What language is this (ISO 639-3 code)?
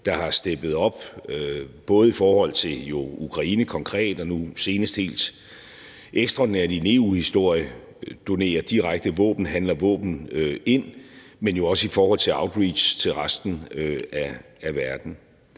dan